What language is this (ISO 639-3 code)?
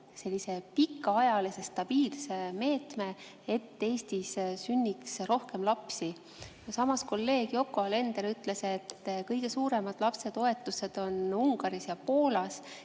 est